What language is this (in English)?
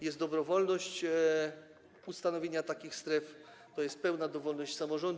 Polish